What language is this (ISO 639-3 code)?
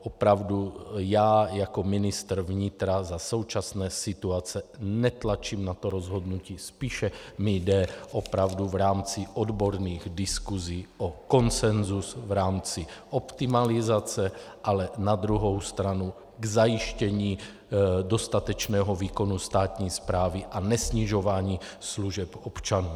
ces